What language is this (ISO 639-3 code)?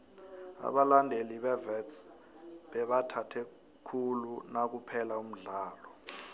nbl